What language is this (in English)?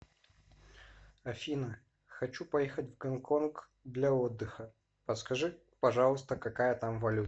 Russian